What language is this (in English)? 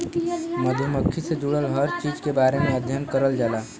Bhojpuri